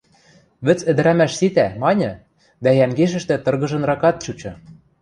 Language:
Western Mari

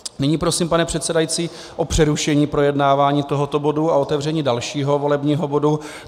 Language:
Czech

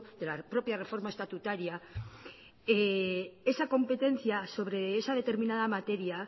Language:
Spanish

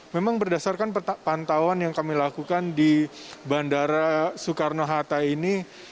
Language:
Indonesian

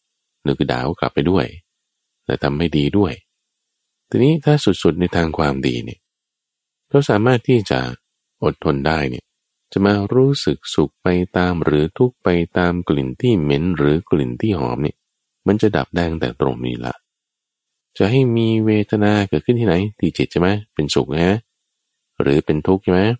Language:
Thai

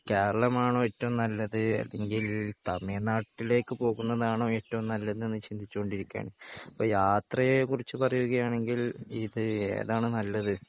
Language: Malayalam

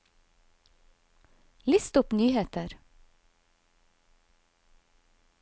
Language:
Norwegian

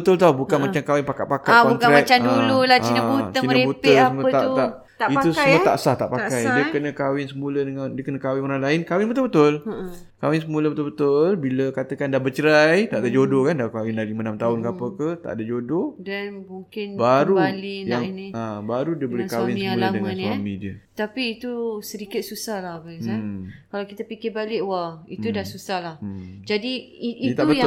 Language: Malay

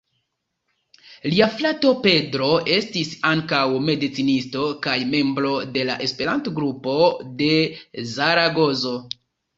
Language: Esperanto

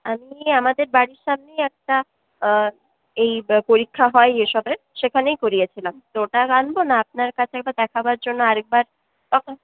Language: Bangla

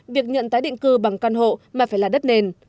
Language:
Vietnamese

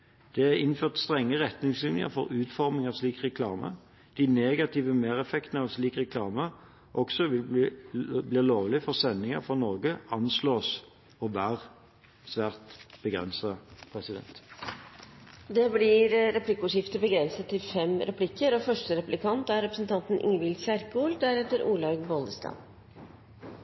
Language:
Norwegian Bokmål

